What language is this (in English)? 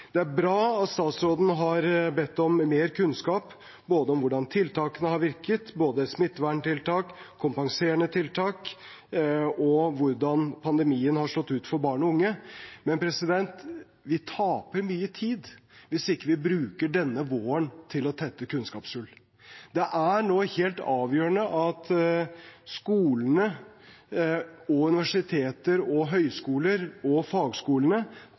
Norwegian Bokmål